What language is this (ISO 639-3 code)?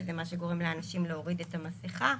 heb